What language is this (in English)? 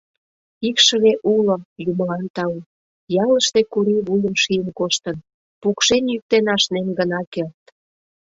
Mari